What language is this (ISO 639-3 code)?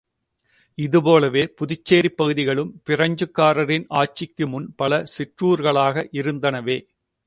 tam